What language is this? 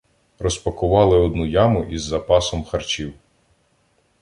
Ukrainian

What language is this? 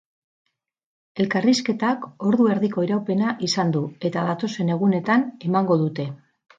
Basque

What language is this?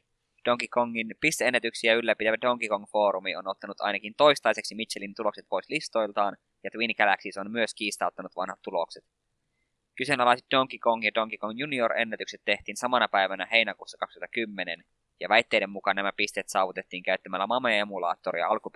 Finnish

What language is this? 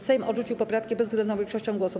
Polish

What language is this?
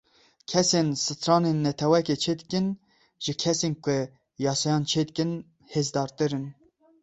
Kurdish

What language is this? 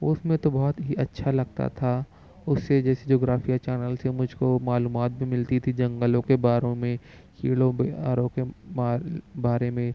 Urdu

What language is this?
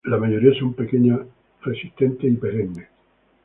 Spanish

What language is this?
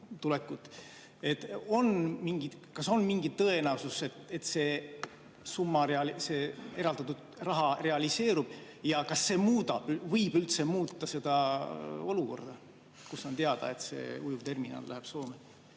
Estonian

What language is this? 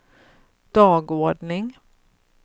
Swedish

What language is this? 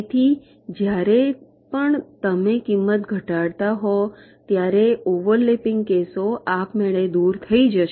Gujarati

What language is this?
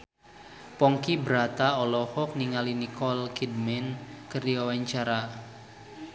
Sundanese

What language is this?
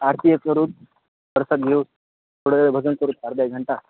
Marathi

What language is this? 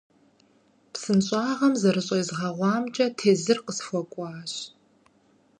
Kabardian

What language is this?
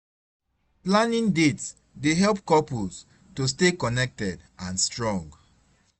Nigerian Pidgin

